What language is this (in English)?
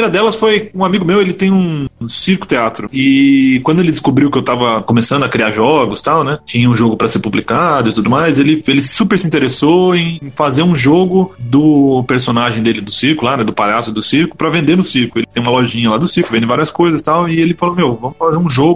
Portuguese